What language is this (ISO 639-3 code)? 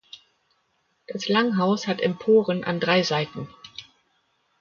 deu